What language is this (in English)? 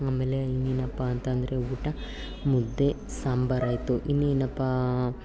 Kannada